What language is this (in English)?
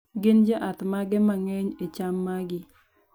Luo (Kenya and Tanzania)